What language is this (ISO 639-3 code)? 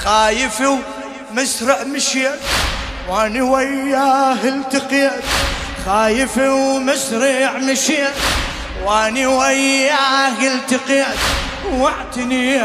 ara